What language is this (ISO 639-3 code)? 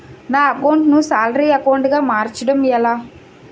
tel